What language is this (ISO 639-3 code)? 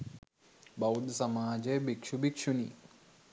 sin